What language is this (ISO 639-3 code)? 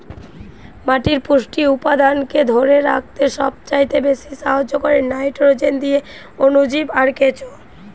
ben